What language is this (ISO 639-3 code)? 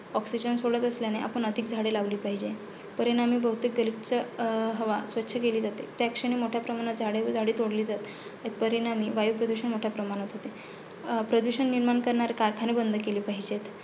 mar